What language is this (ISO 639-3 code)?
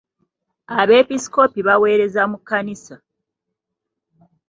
lug